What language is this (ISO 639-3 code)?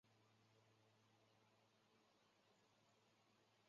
zho